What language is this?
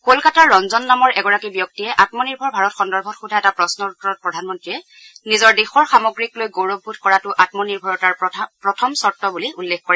Assamese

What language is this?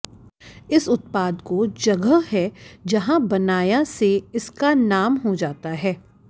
Hindi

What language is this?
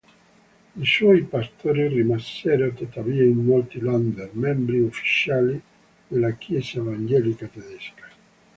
Italian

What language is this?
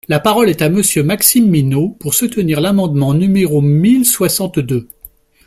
French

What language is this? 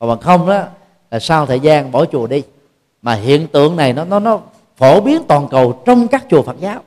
Vietnamese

